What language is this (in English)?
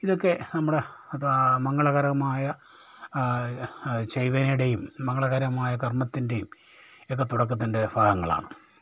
Malayalam